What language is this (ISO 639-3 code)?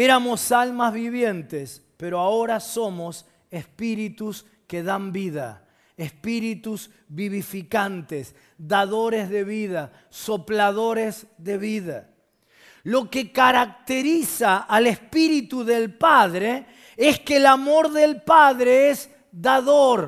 spa